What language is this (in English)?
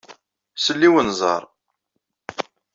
Kabyle